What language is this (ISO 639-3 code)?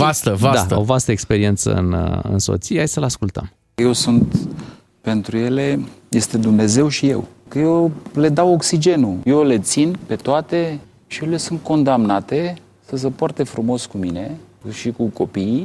ron